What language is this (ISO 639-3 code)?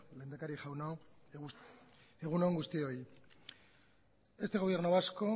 eus